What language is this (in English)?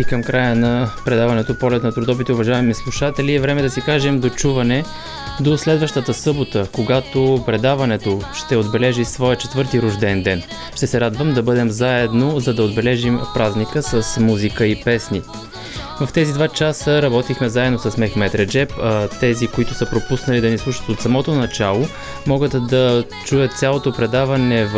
Bulgarian